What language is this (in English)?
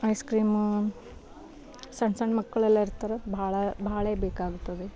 Kannada